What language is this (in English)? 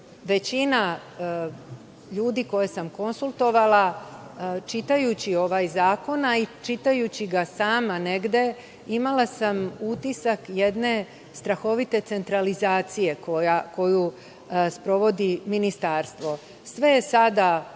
Serbian